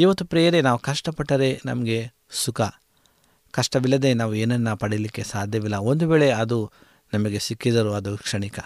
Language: Kannada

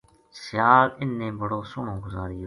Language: Gujari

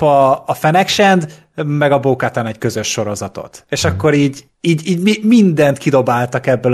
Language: Hungarian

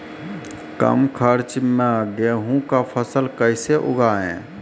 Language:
Maithili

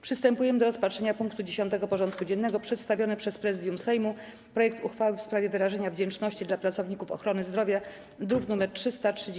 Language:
Polish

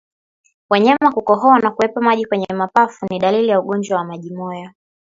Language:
Swahili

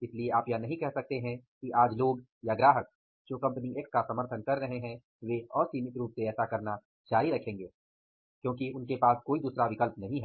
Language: Hindi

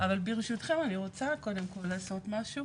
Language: Hebrew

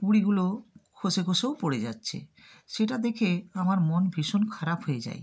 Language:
Bangla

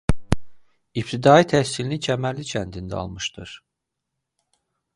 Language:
Azerbaijani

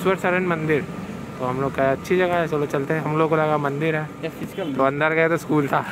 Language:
Hindi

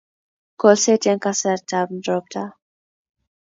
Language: Kalenjin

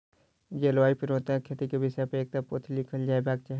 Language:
Maithili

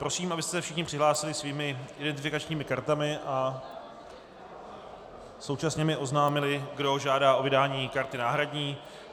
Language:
Czech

